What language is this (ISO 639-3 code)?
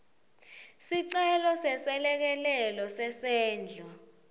ssw